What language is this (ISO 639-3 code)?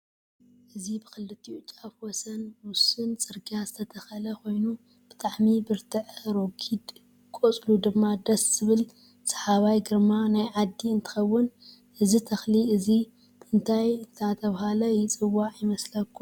tir